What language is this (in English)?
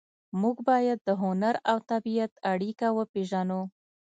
Pashto